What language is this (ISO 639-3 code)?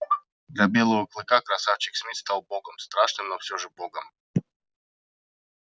rus